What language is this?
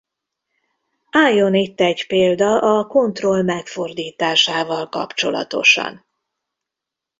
Hungarian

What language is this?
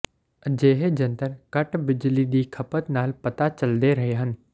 Punjabi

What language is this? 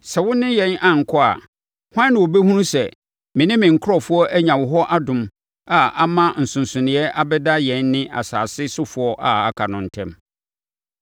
Akan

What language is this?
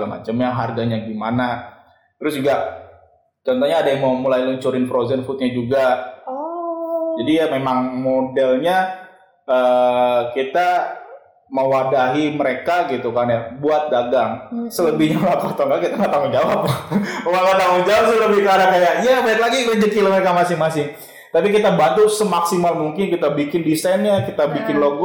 Indonesian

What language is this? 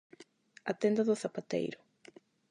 Galician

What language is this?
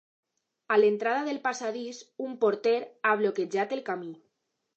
Catalan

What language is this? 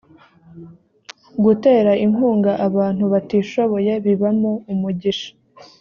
Kinyarwanda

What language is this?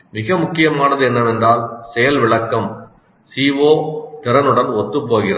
Tamil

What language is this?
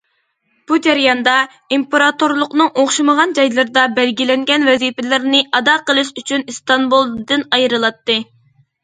Uyghur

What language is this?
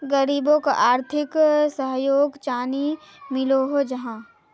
Magahi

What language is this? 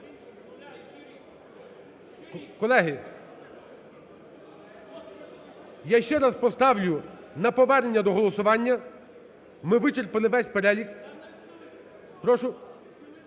Ukrainian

